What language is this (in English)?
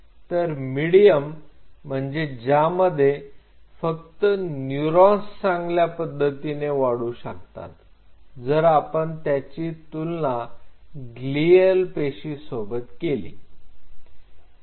Marathi